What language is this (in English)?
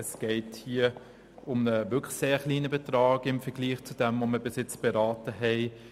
Swiss German